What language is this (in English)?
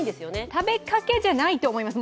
Japanese